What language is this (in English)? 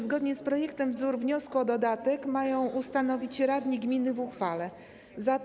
Polish